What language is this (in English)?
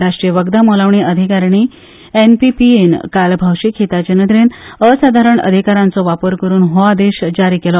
Konkani